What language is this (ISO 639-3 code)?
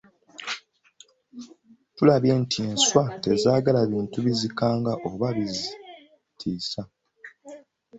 lug